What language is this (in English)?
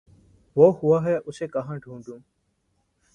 Urdu